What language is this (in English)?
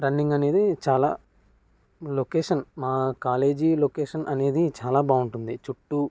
Telugu